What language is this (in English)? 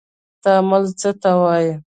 Pashto